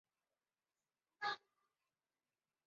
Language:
Chinese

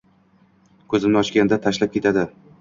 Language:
Uzbek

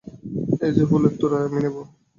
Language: Bangla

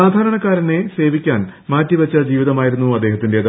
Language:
Malayalam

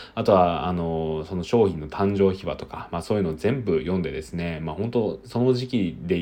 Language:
Japanese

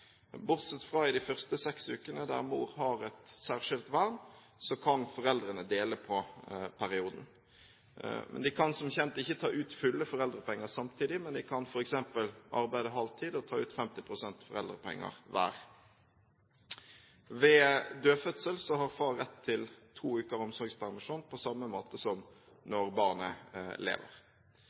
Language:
Norwegian Bokmål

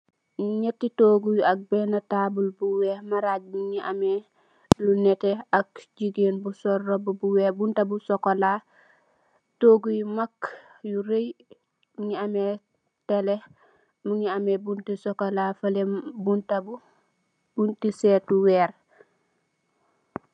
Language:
Wolof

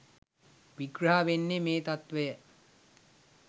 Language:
Sinhala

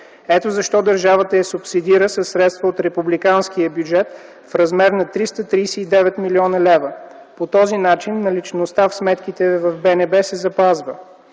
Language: Bulgarian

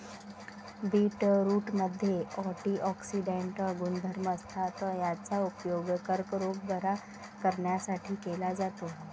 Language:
Marathi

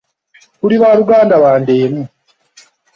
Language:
Ganda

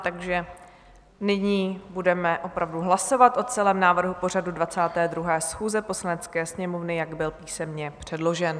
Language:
Czech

